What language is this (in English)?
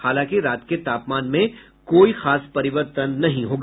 Hindi